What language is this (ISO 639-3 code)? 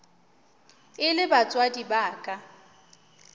nso